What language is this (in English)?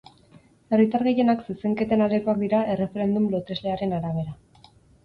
Basque